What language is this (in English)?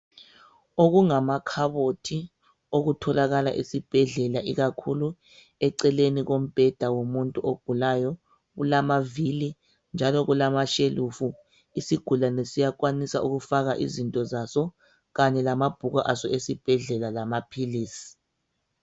North Ndebele